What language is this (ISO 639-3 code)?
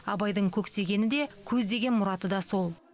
kaz